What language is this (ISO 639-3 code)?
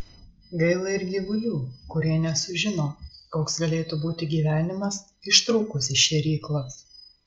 lit